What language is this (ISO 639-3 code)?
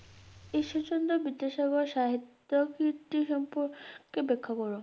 ben